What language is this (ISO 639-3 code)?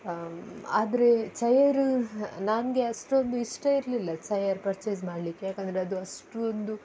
kan